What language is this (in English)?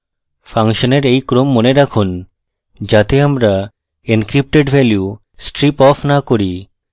Bangla